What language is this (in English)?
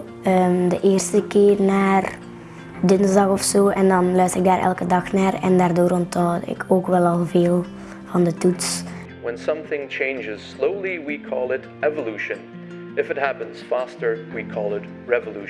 Dutch